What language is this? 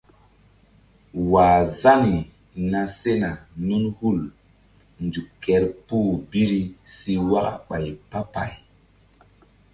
Mbum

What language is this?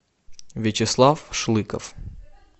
Russian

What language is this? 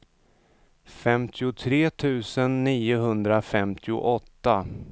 Swedish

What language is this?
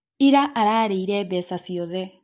Kikuyu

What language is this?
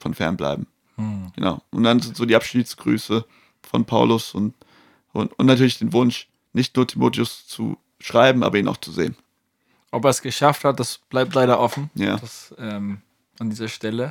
German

